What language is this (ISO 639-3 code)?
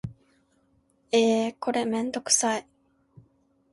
jpn